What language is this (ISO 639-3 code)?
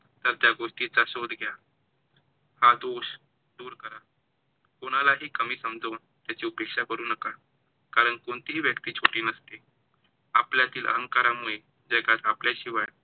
mar